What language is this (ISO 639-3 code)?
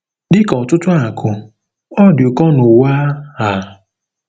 ibo